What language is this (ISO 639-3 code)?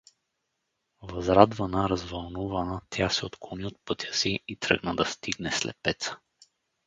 bul